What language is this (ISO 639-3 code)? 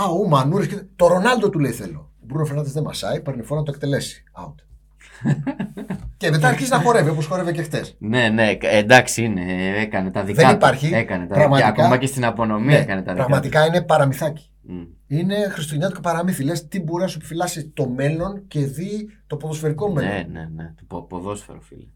ell